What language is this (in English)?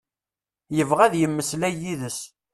Kabyle